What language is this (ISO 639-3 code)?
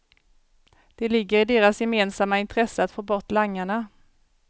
swe